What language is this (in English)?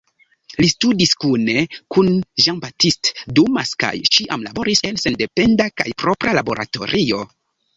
Esperanto